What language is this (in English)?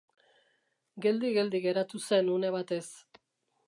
Basque